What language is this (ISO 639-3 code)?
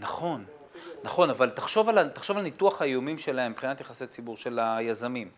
heb